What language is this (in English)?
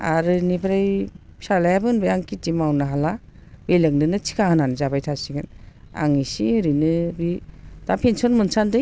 Bodo